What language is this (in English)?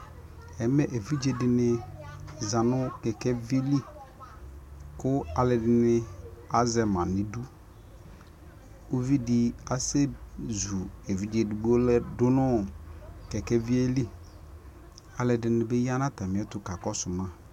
Ikposo